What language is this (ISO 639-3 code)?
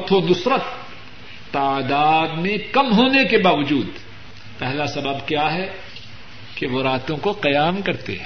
urd